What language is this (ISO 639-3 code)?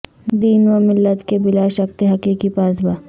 urd